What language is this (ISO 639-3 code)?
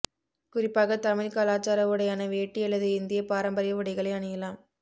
tam